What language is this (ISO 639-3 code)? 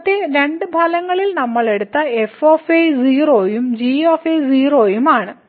mal